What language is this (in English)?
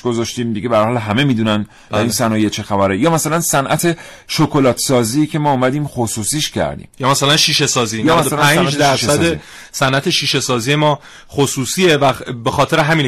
Persian